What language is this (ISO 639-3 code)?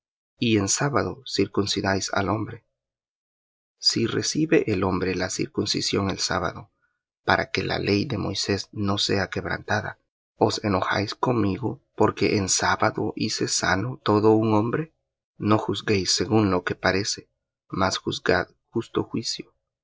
spa